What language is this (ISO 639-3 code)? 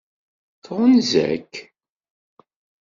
kab